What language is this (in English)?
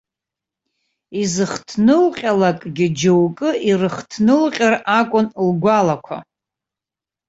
Abkhazian